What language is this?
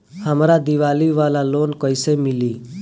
Bhojpuri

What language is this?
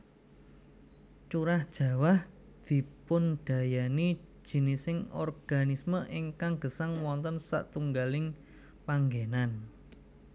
Javanese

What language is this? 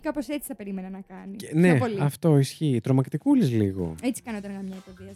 Greek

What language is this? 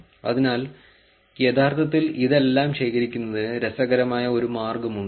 Malayalam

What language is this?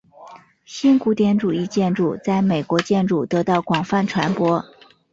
Chinese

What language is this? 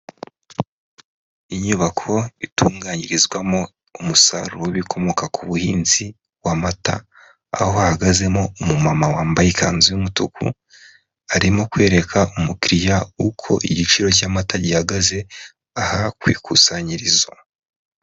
Kinyarwanda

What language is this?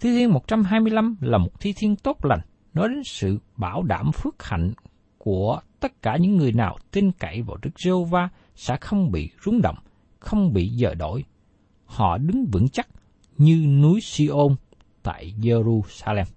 Vietnamese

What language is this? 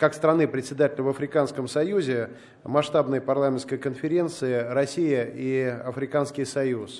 Russian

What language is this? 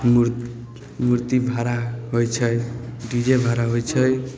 Maithili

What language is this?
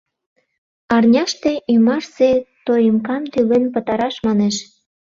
Mari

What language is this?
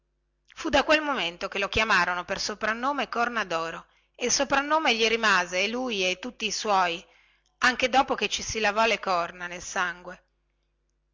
Italian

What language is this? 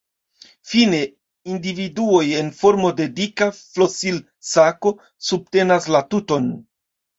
Esperanto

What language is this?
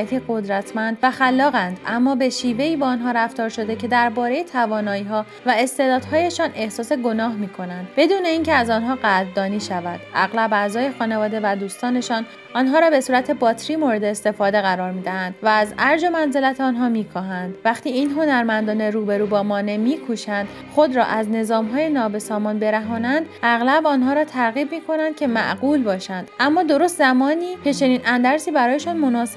Persian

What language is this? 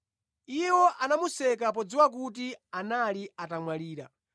Nyanja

